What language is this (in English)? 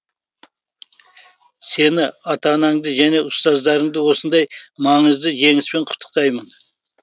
Kazakh